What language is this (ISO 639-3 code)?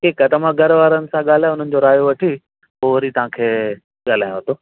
snd